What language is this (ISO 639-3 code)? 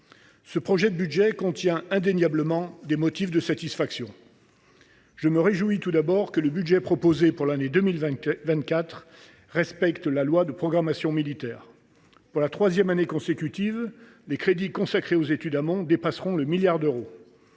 fra